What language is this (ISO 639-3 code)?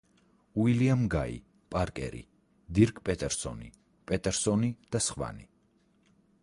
kat